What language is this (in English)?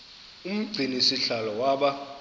Xhosa